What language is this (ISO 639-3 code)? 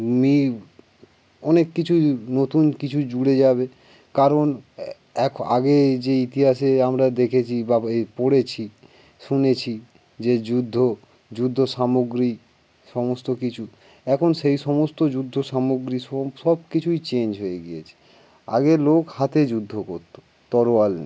ben